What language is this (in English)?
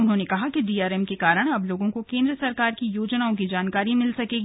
Hindi